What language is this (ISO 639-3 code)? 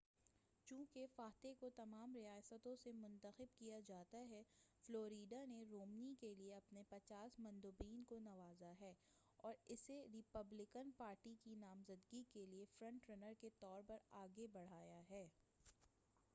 urd